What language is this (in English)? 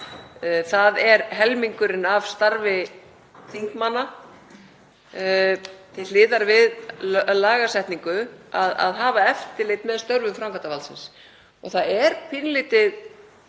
Icelandic